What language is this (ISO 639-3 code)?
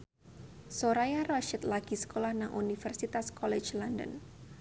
jav